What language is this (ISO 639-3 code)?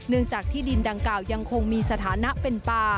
tha